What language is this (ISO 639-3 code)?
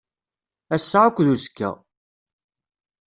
kab